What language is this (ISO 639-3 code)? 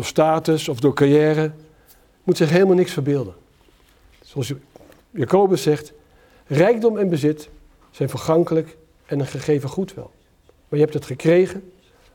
nld